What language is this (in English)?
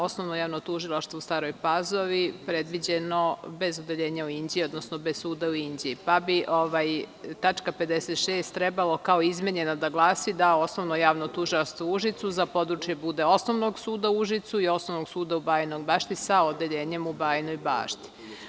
Serbian